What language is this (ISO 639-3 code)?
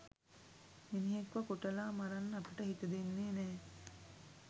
sin